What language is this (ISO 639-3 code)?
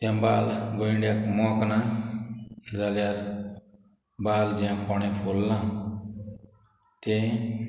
kok